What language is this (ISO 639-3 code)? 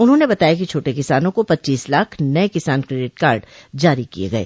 hin